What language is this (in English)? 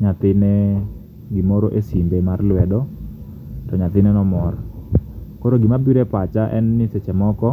Luo (Kenya and Tanzania)